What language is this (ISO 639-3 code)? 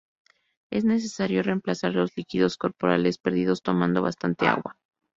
spa